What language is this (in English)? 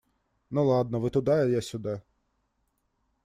Russian